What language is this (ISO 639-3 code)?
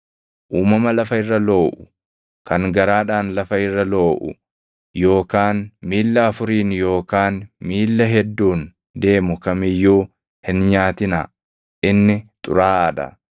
orm